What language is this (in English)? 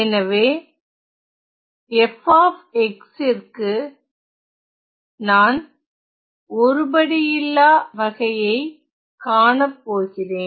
Tamil